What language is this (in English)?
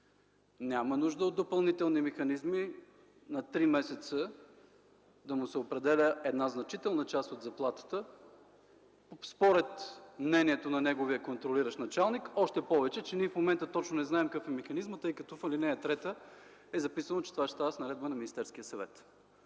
Bulgarian